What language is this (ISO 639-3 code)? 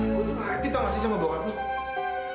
ind